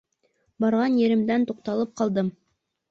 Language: Bashkir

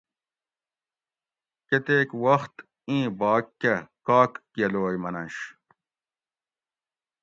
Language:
Gawri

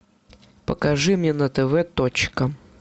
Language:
Russian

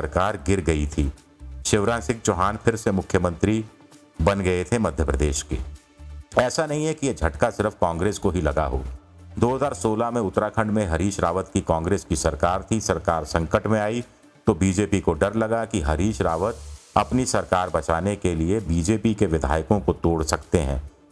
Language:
Hindi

